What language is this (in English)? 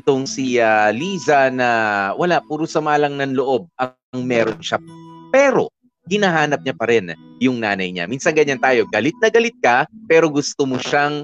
Filipino